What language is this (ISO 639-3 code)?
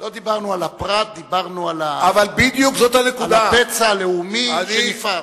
heb